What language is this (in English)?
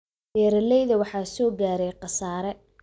Somali